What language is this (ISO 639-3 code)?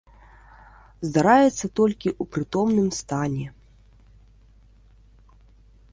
bel